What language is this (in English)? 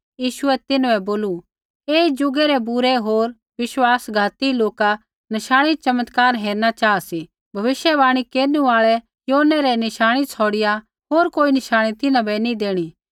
Kullu Pahari